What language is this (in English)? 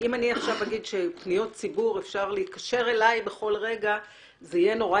Hebrew